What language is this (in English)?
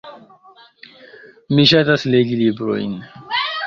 Esperanto